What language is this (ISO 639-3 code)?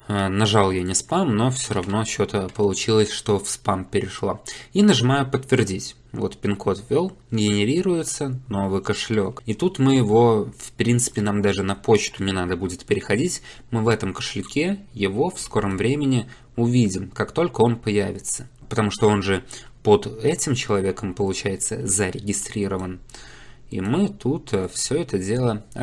rus